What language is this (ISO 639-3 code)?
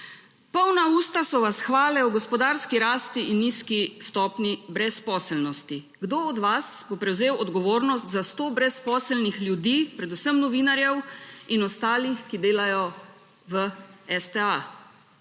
slv